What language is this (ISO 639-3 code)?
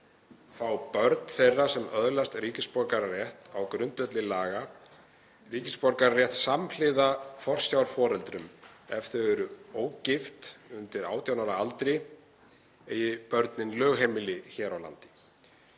isl